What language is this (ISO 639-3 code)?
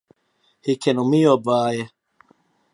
fry